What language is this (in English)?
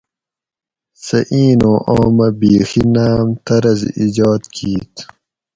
Gawri